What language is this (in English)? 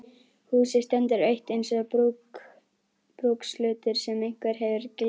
Icelandic